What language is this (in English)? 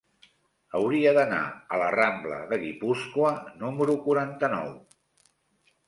Catalan